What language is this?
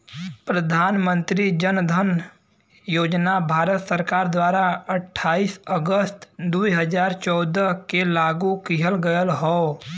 Bhojpuri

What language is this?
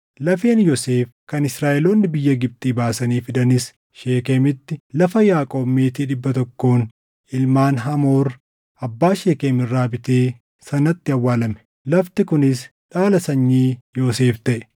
Oromo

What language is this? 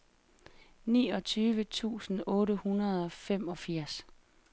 Danish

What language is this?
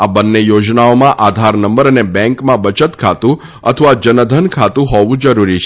Gujarati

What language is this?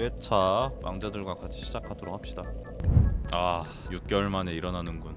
Korean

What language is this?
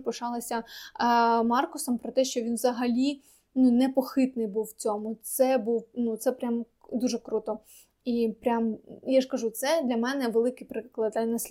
Ukrainian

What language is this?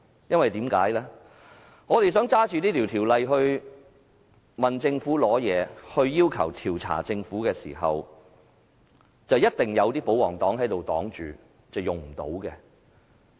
Cantonese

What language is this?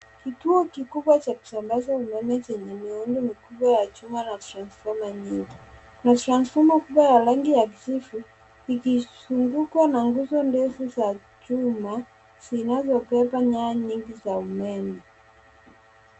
Swahili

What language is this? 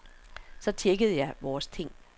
Danish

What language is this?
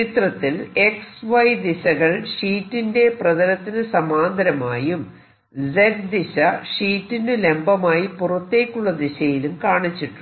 Malayalam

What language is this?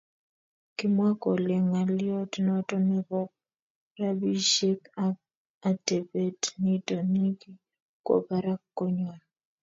Kalenjin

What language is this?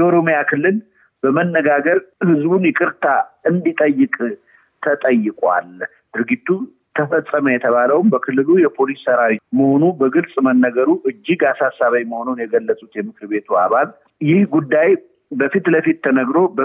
Amharic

